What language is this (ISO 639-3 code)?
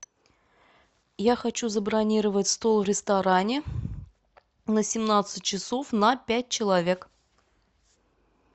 rus